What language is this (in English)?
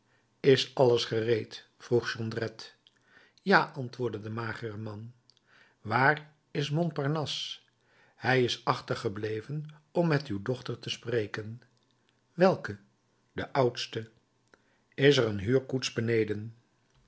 Dutch